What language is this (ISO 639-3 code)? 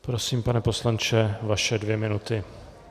ces